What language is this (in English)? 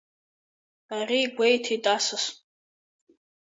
Abkhazian